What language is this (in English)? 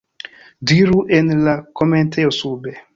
Esperanto